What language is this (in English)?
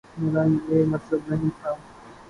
Urdu